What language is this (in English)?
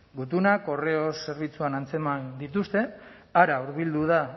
Basque